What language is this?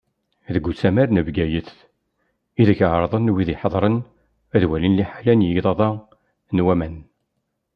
Kabyle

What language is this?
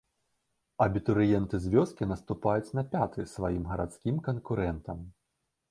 Belarusian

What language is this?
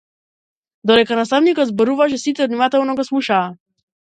Macedonian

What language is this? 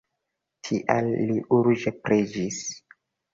Esperanto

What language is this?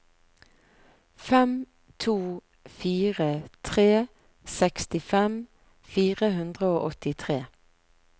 Norwegian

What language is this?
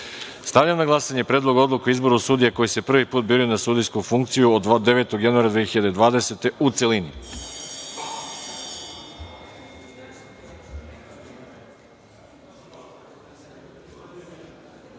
Serbian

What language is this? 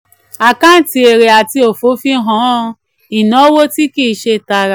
Yoruba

